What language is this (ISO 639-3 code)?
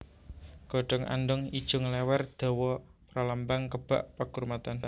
jav